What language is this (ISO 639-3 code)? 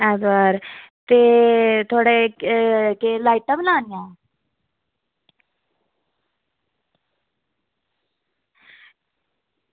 doi